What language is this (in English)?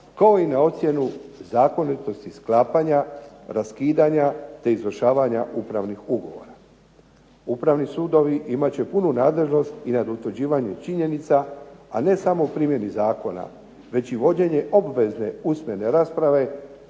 Croatian